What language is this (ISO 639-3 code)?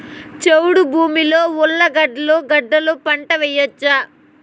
tel